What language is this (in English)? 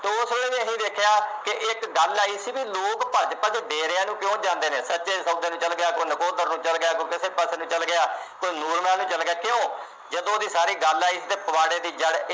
Punjabi